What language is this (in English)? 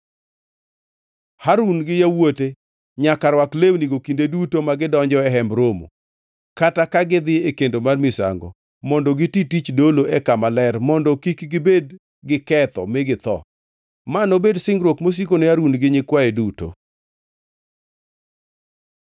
Luo (Kenya and Tanzania)